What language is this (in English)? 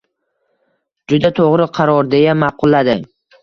Uzbek